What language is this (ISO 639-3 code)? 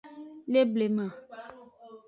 ajg